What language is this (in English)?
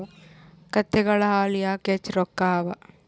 Kannada